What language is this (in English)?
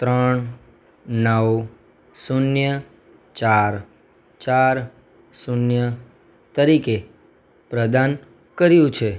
Gujarati